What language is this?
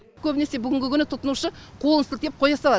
Kazakh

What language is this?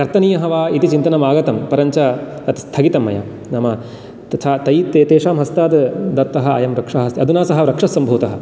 Sanskrit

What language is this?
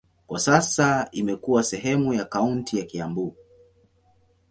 Swahili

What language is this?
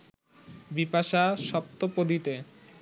Bangla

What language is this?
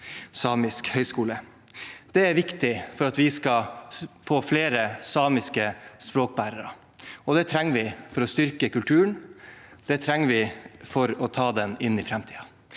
Norwegian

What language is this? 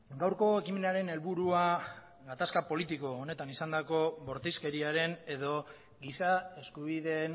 Basque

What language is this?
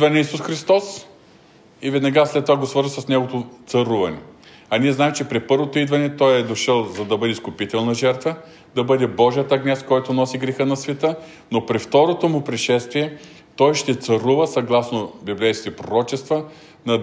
Bulgarian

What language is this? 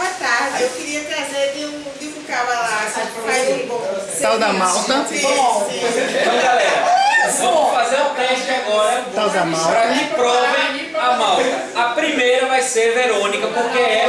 Portuguese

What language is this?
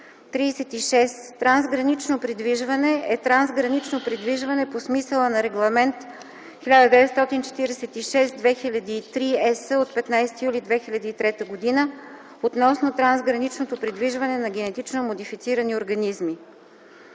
Bulgarian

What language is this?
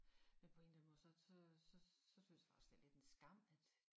Danish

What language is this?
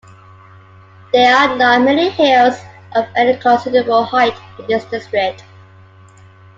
English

